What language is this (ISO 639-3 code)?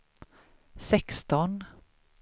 swe